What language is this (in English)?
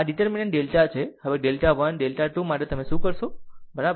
Gujarati